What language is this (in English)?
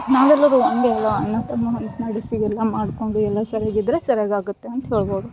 Kannada